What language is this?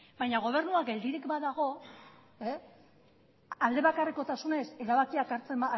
Basque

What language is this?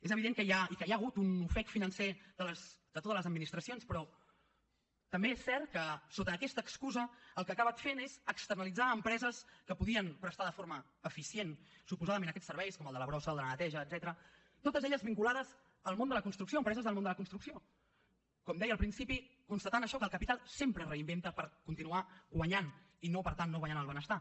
Catalan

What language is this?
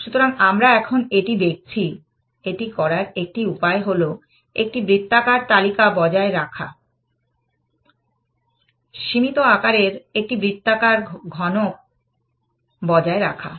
Bangla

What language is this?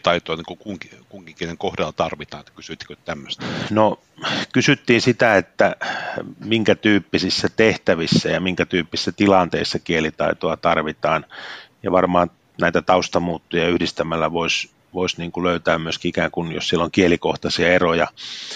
Finnish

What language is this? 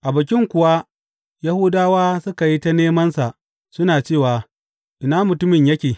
Hausa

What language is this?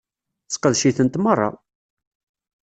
Kabyle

